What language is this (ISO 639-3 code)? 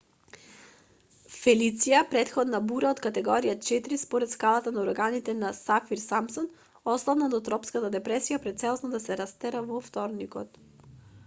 mkd